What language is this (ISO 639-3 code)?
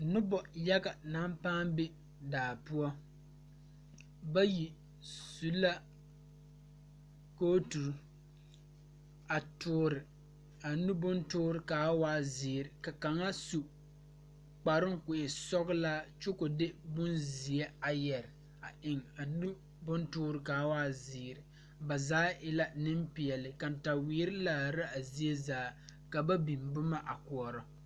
dga